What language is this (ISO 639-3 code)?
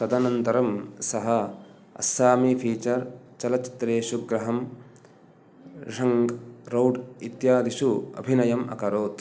san